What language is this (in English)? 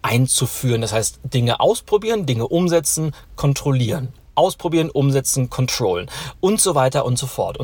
German